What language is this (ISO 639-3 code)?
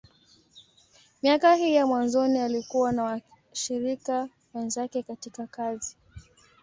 swa